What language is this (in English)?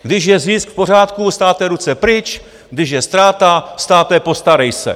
Czech